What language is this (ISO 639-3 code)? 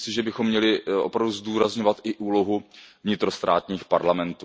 ces